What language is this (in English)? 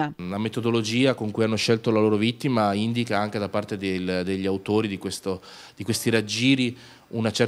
Italian